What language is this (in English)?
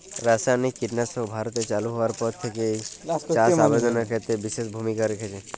Bangla